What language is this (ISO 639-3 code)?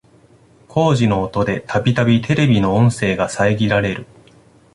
jpn